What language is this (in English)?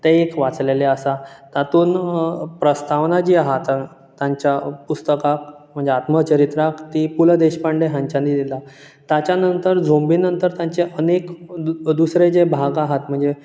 Konkani